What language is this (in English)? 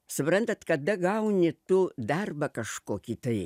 Lithuanian